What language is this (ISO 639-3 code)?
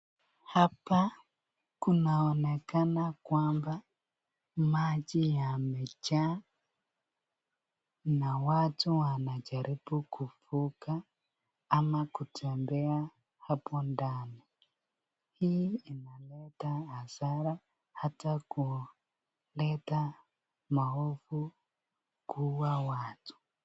swa